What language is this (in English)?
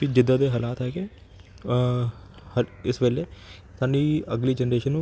Punjabi